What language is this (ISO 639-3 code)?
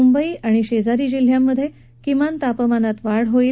mar